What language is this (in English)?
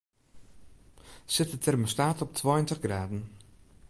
Western Frisian